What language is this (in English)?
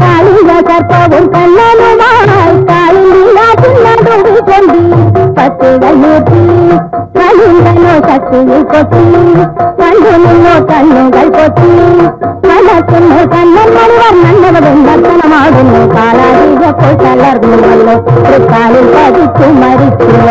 Hindi